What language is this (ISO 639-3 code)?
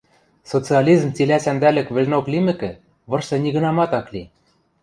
mrj